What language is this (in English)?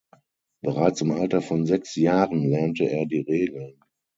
German